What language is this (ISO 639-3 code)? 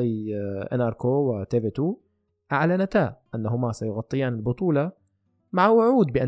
ara